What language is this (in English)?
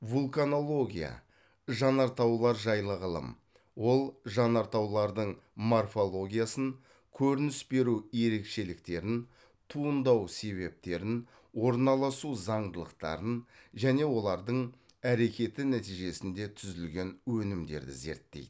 Kazakh